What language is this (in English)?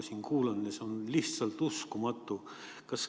Estonian